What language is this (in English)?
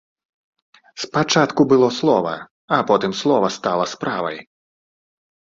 Belarusian